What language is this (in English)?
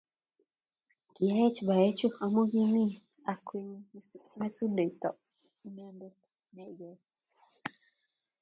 Kalenjin